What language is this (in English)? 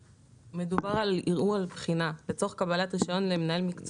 Hebrew